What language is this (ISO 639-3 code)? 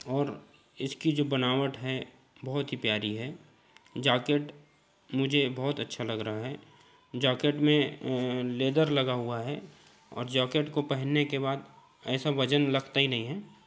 hin